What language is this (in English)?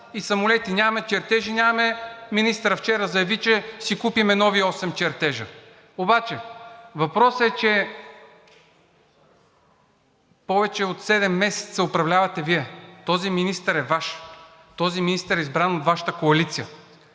Bulgarian